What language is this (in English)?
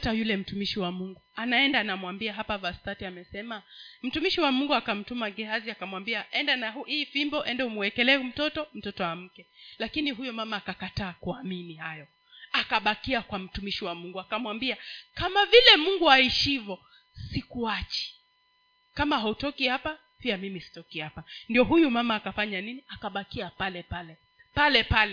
Swahili